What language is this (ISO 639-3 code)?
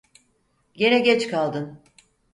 tur